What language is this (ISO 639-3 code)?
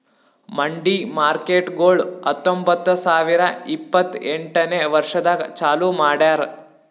kan